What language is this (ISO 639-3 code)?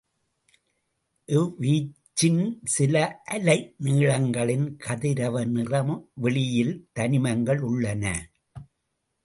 tam